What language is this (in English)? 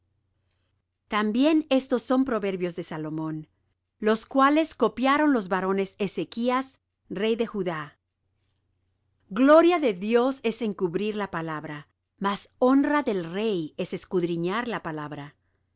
Spanish